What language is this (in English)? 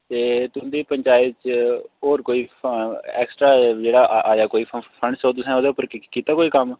Dogri